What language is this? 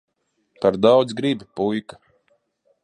Latvian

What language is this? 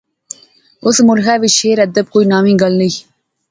Pahari-Potwari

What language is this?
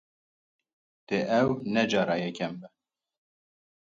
Kurdish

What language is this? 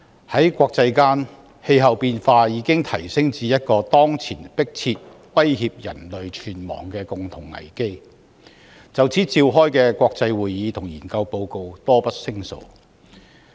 Cantonese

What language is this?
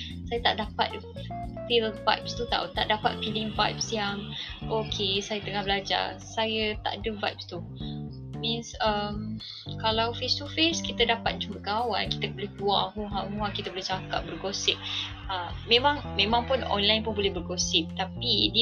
Malay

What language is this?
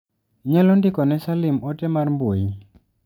Luo (Kenya and Tanzania)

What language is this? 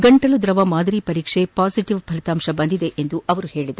Kannada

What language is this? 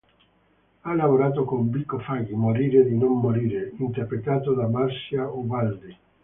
Italian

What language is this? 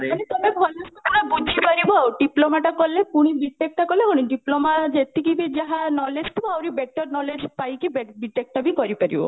Odia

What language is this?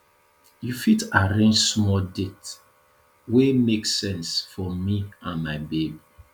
Nigerian Pidgin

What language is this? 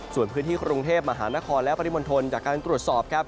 Thai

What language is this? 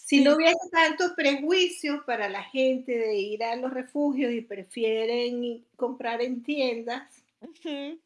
Spanish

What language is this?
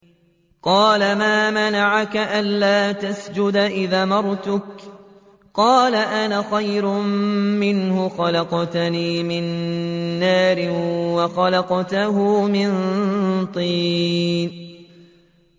Arabic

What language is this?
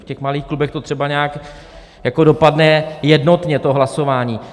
Czech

